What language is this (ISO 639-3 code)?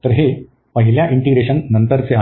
mar